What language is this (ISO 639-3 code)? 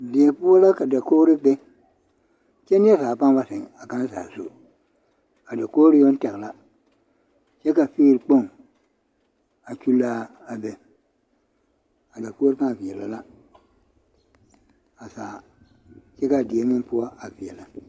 dga